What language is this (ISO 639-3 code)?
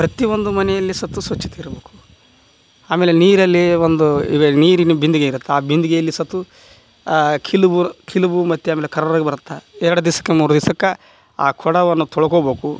kan